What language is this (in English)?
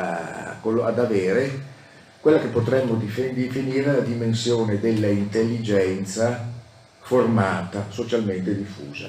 Italian